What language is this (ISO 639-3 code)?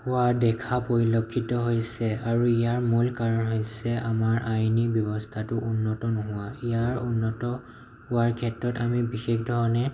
asm